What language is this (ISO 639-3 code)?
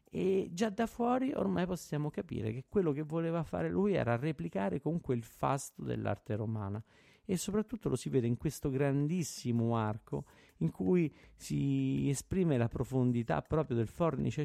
ita